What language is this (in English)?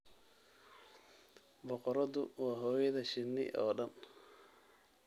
Somali